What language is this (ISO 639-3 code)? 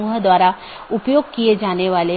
hin